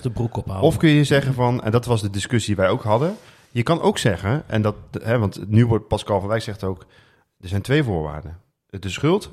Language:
Dutch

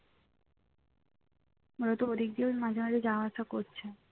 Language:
Bangla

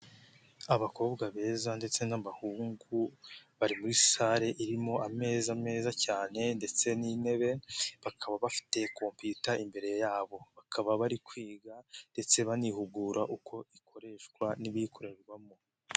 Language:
Kinyarwanda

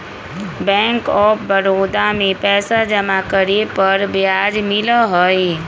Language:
Magahi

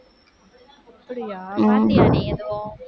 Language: Tamil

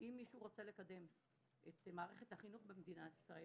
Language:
Hebrew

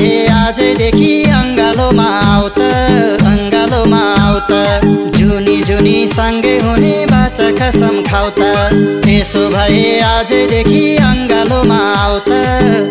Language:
Indonesian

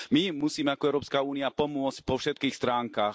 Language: Slovak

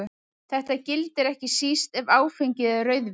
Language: Icelandic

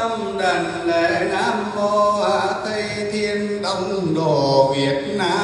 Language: Vietnamese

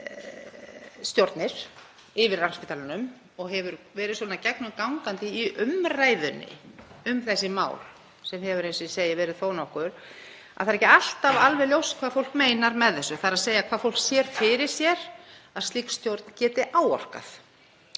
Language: Icelandic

